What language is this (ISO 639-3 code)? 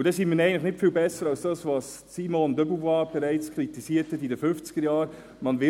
gsw